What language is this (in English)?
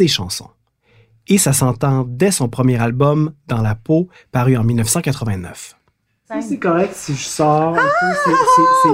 French